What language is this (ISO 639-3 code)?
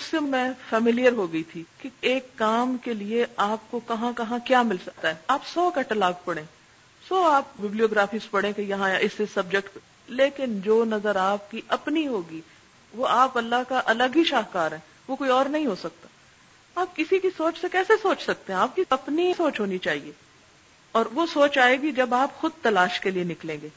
urd